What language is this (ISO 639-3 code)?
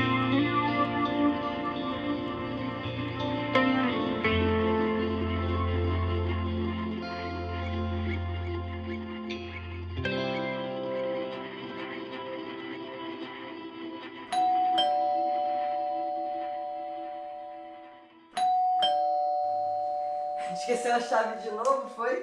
por